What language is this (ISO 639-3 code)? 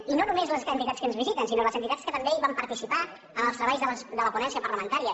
cat